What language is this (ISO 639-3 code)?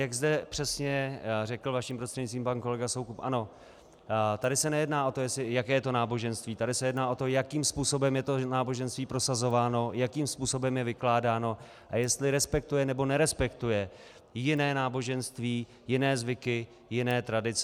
ces